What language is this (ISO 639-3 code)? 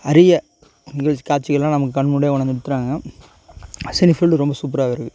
tam